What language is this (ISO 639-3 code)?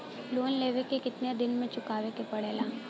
bho